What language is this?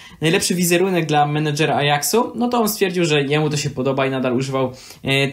Polish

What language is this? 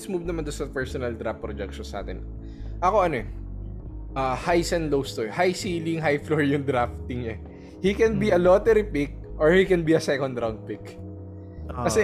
Filipino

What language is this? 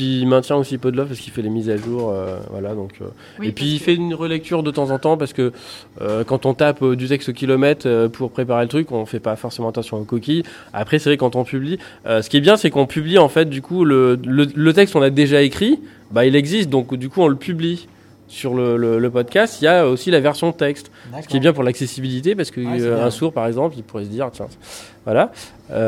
French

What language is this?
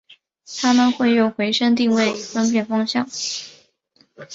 Chinese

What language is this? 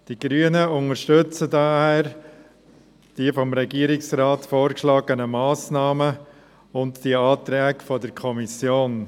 Swiss German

